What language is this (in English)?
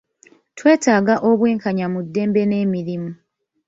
Ganda